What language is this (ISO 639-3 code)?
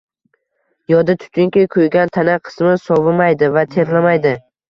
uzb